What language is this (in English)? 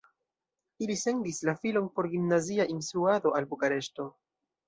Esperanto